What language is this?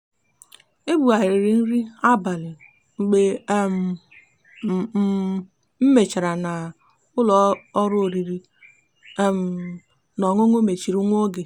Igbo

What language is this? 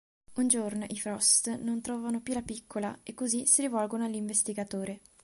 Italian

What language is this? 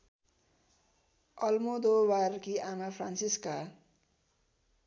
Nepali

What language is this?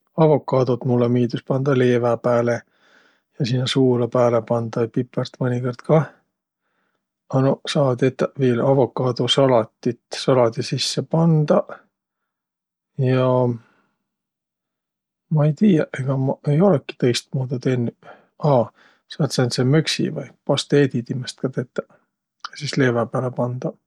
Võro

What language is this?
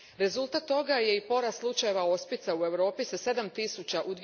Croatian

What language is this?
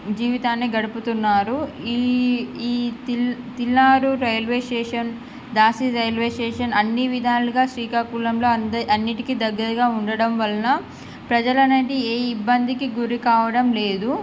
Telugu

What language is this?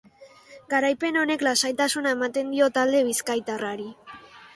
Basque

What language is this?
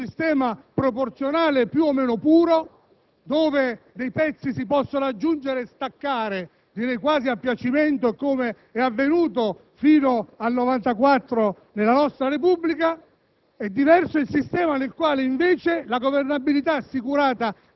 Italian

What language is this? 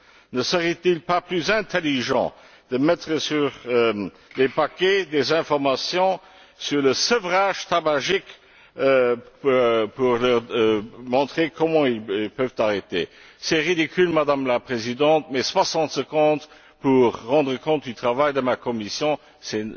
French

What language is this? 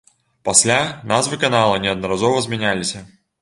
Belarusian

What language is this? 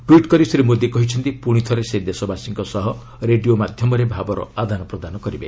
Odia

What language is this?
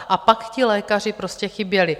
Czech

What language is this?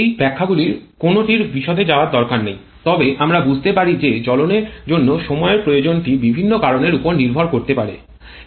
Bangla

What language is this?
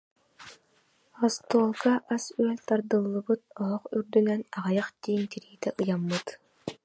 Yakut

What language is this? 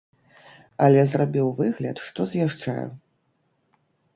Belarusian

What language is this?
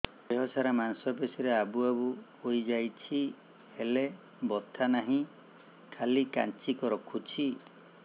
Odia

